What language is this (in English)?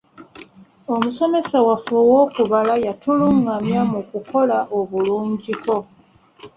Ganda